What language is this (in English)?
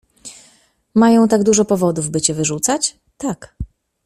Polish